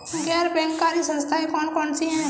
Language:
Hindi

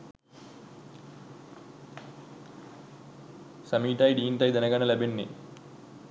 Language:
Sinhala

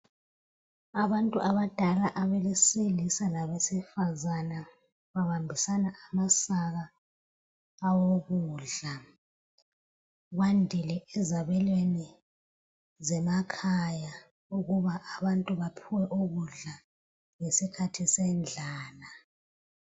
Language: North Ndebele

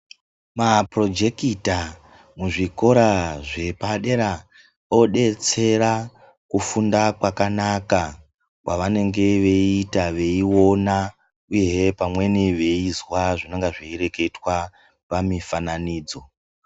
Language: Ndau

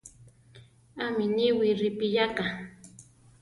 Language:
Central Tarahumara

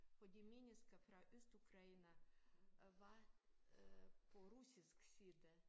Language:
Danish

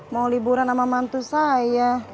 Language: Indonesian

